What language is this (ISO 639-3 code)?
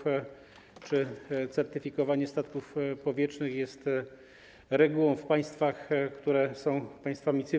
pol